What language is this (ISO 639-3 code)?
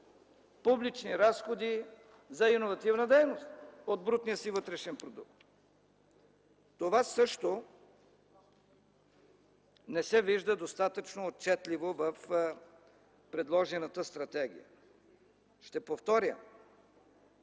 bul